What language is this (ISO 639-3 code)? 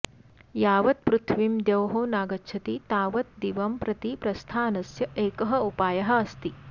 san